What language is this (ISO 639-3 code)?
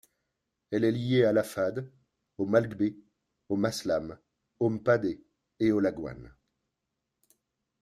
fra